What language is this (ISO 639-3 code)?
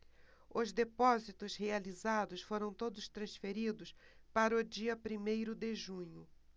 por